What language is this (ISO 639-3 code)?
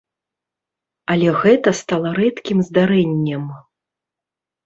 bel